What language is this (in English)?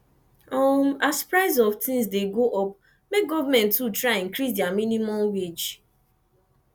Nigerian Pidgin